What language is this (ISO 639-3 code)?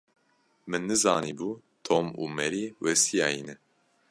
kur